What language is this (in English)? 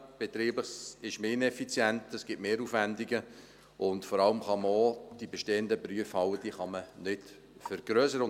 Swiss German